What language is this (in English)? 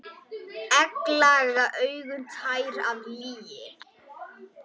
Icelandic